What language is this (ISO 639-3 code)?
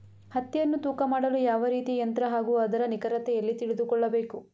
kan